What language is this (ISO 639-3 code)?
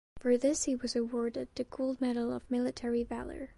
eng